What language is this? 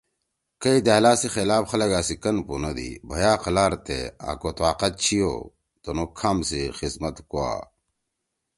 Torwali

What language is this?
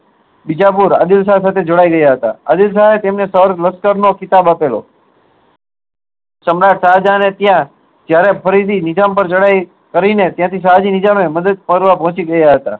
Gujarati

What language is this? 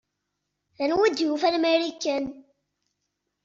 Kabyle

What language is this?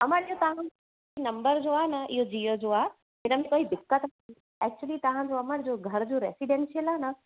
Sindhi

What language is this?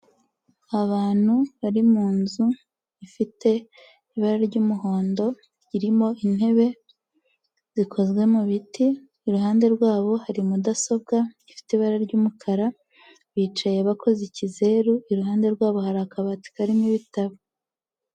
Kinyarwanda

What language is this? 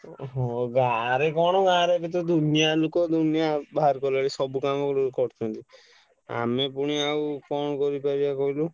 Odia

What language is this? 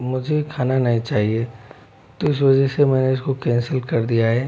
Hindi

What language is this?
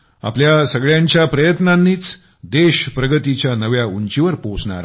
Marathi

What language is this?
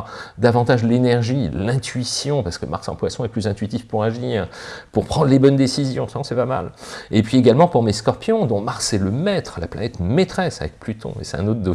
French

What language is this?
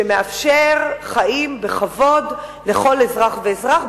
Hebrew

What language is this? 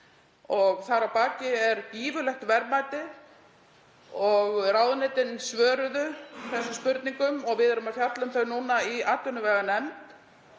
Icelandic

